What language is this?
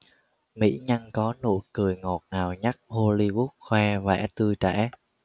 Vietnamese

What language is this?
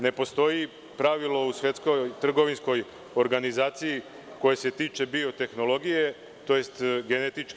Serbian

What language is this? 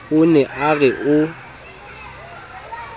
Southern Sotho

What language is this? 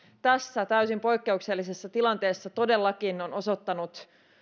Finnish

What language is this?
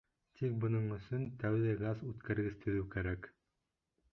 Bashkir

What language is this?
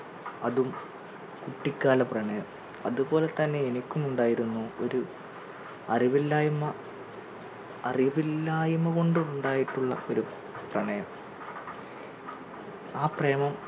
Malayalam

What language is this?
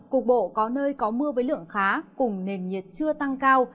Vietnamese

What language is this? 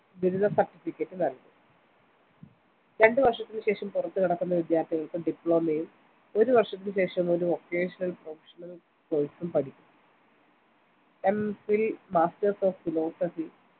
Malayalam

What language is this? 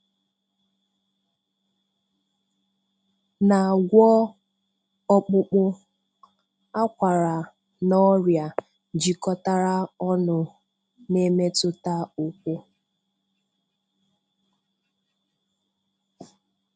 Igbo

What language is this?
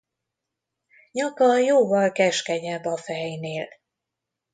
Hungarian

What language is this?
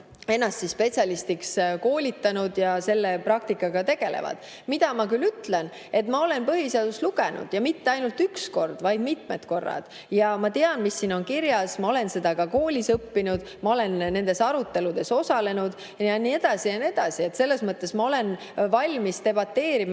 Estonian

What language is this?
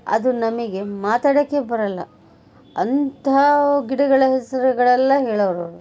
Kannada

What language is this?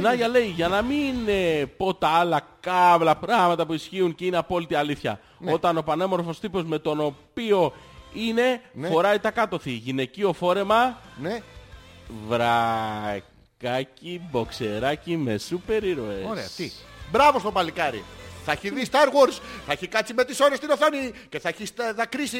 Greek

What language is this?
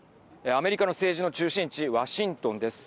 Japanese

